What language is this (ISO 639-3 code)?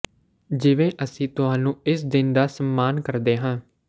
pan